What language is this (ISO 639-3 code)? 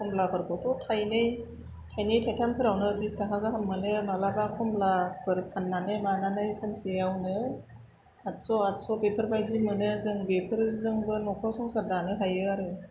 brx